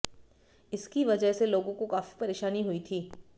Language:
Hindi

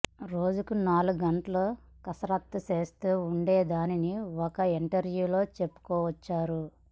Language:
Telugu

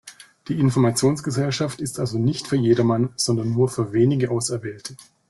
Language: German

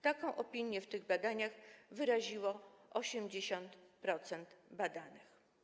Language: Polish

